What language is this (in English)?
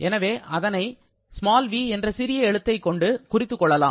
Tamil